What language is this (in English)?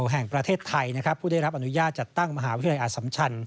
Thai